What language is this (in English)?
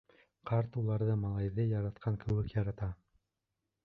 Bashkir